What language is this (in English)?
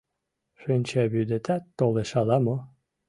Mari